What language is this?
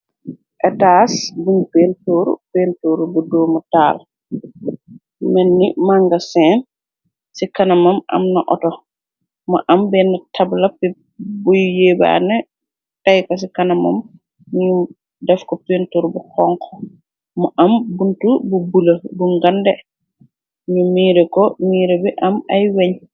Wolof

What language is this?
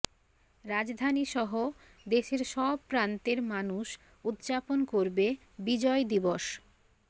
Bangla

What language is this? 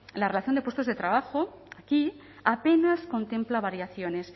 Spanish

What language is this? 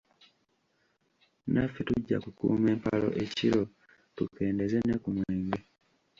Ganda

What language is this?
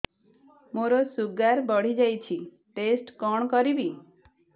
Odia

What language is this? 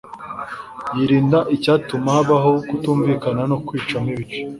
Kinyarwanda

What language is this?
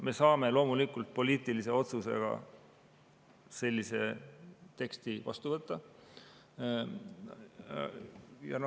Estonian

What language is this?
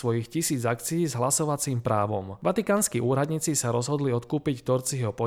Slovak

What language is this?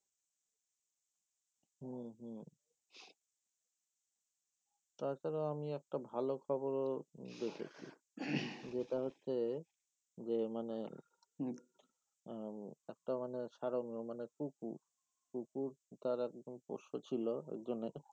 Bangla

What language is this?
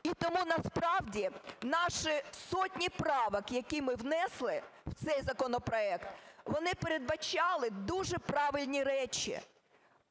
Ukrainian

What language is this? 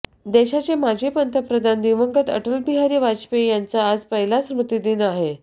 Marathi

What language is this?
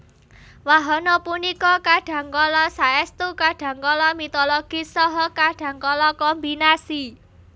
Javanese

